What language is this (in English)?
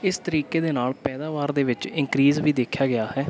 Punjabi